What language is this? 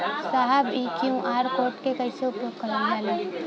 Bhojpuri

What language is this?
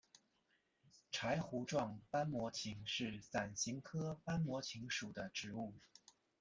Chinese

